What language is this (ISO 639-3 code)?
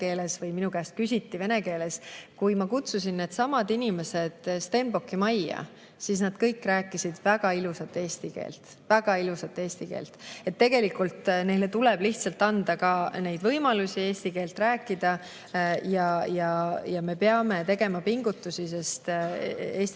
est